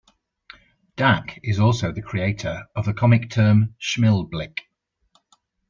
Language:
English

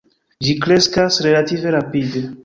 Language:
Esperanto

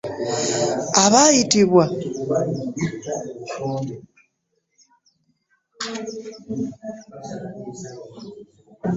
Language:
Ganda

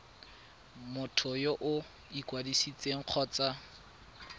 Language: Tswana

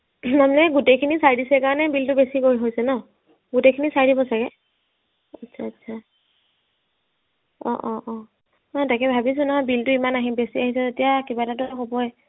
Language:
Assamese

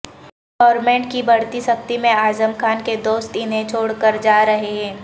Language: Urdu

